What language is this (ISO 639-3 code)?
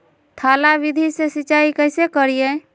mag